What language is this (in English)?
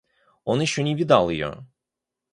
Russian